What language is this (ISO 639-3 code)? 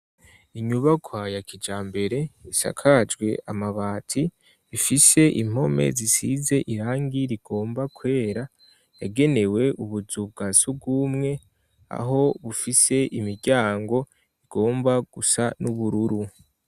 run